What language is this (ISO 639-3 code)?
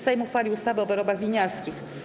pol